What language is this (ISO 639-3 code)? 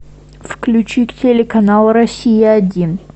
rus